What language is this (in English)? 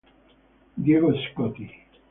Italian